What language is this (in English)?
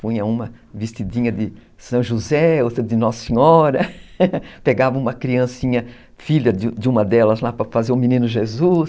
Portuguese